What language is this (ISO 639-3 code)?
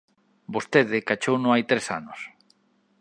glg